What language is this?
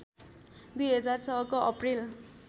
Nepali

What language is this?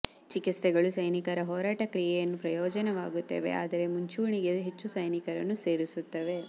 Kannada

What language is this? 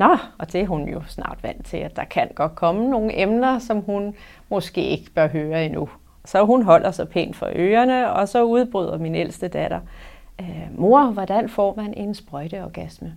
Danish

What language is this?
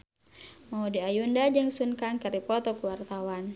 Sundanese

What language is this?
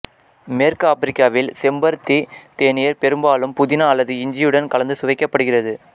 Tamil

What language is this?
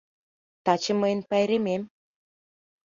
Mari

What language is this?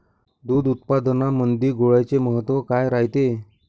Marathi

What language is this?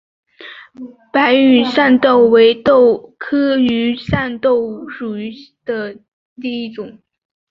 Chinese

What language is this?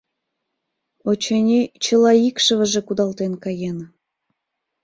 Mari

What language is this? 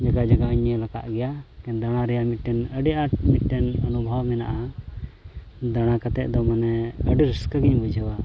Santali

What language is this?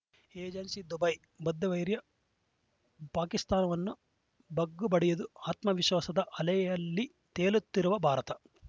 Kannada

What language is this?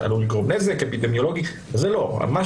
Hebrew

